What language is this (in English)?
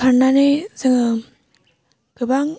Bodo